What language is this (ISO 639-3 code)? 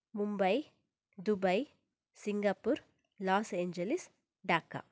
kan